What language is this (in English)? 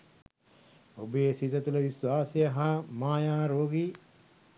Sinhala